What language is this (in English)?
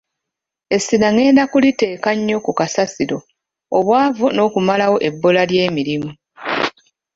Ganda